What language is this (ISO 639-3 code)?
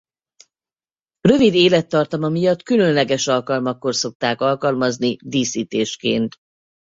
hun